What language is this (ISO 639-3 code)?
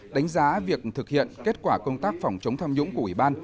vie